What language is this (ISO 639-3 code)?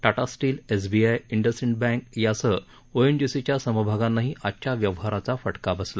mar